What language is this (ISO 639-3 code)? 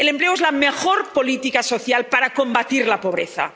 spa